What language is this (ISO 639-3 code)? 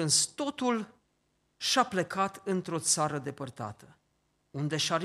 ron